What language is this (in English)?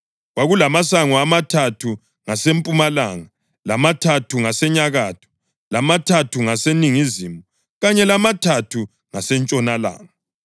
North Ndebele